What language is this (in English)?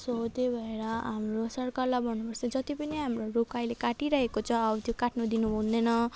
Nepali